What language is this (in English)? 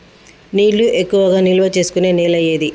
Telugu